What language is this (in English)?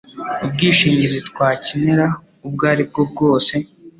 Kinyarwanda